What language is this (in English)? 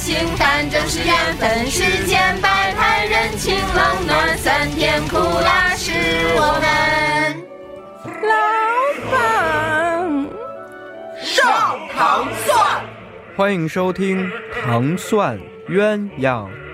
Chinese